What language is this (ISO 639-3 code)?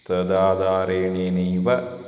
san